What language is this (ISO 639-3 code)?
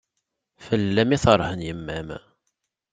kab